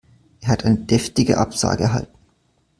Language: German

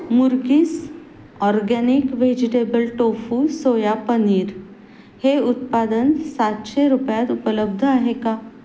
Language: Marathi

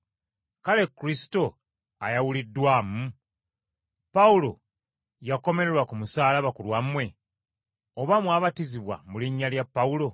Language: Ganda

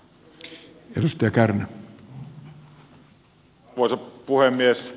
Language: Finnish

